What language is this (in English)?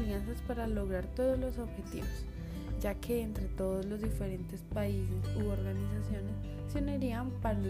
Spanish